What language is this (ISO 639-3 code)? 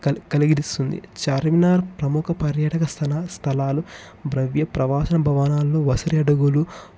tel